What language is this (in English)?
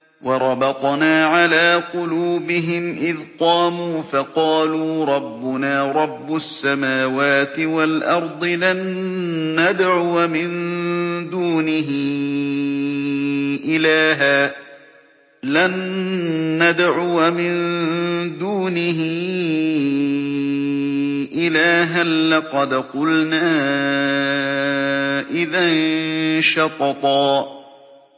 Arabic